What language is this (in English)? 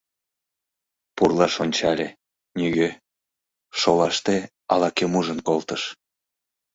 Mari